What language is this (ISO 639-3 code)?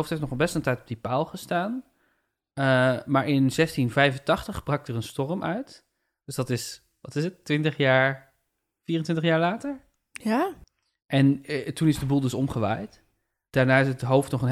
nld